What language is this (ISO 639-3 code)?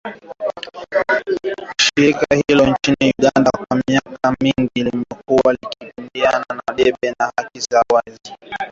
swa